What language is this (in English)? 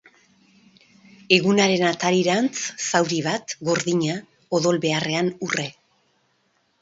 Basque